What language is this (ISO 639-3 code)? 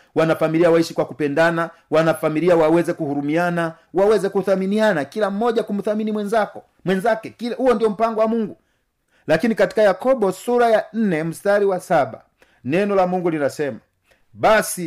swa